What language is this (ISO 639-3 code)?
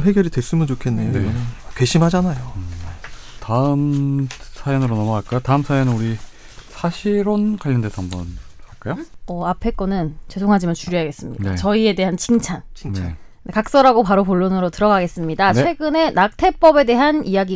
kor